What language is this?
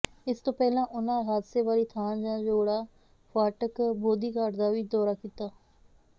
Punjabi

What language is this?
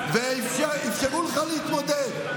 Hebrew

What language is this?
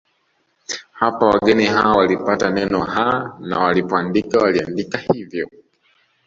Swahili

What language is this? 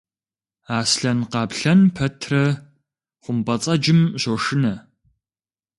Kabardian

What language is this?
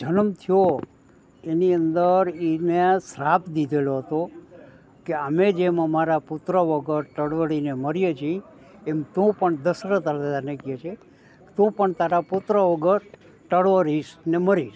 Gujarati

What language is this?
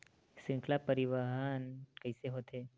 Chhattisgarhi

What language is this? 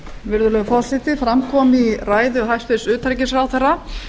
Icelandic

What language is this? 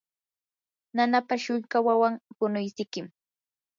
Yanahuanca Pasco Quechua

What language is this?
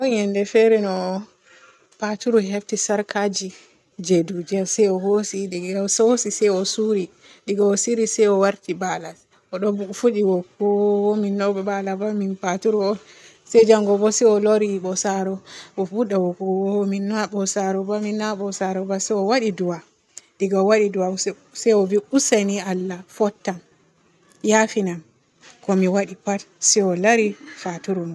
Borgu Fulfulde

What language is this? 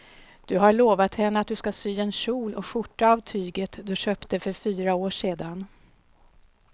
Swedish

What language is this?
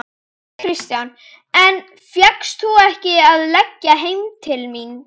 Icelandic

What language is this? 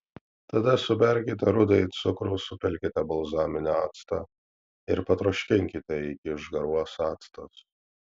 Lithuanian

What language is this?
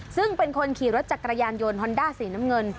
Thai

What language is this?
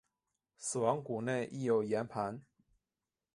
Chinese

